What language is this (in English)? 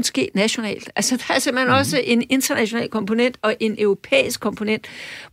Danish